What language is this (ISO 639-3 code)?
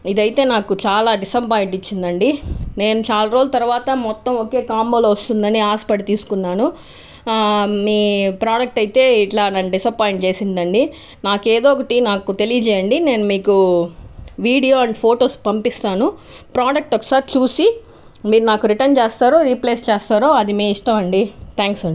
tel